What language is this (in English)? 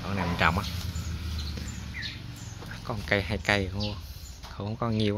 Vietnamese